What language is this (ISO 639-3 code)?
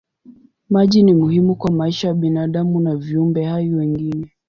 swa